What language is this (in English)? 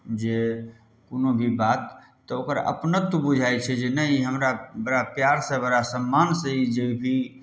Maithili